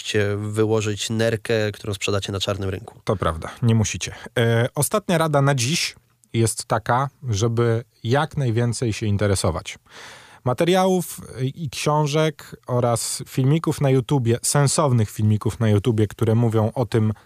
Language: Polish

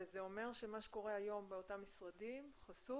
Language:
Hebrew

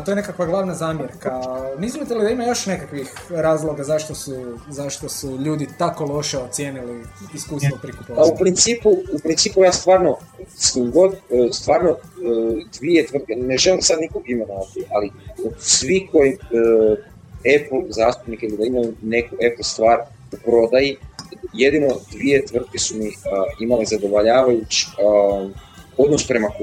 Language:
Croatian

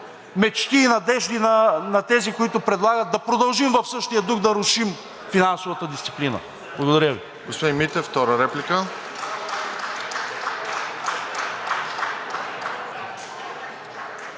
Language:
Bulgarian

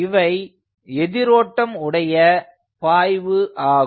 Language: Tamil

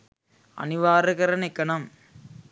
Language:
Sinhala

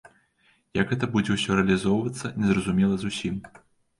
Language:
Belarusian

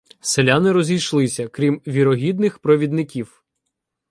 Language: Ukrainian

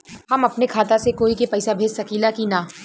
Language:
Bhojpuri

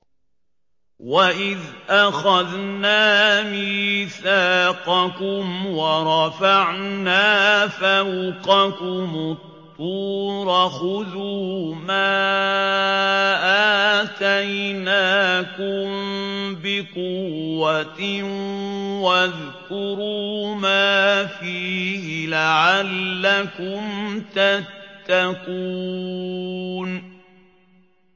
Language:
Arabic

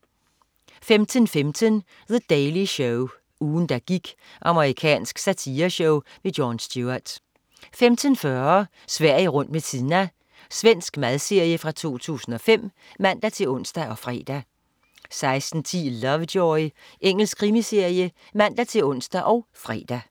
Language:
Danish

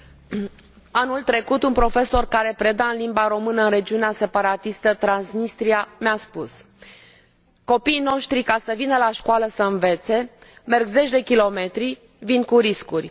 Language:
Romanian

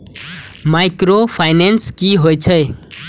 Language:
Maithili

